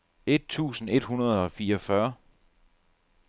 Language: Danish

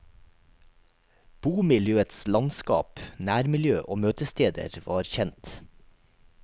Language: Norwegian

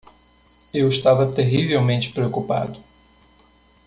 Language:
Portuguese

